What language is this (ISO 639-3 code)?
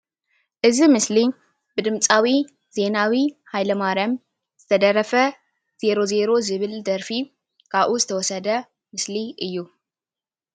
tir